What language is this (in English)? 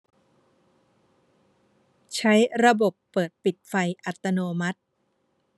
Thai